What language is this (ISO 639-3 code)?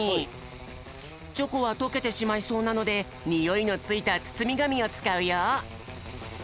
jpn